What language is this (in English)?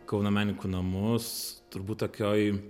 Lithuanian